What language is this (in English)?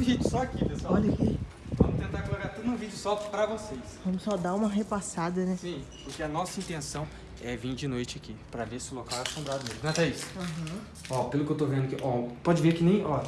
Portuguese